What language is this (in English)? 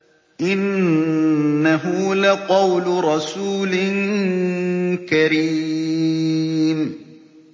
Arabic